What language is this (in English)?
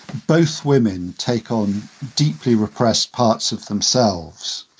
English